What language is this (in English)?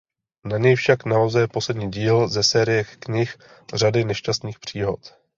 Czech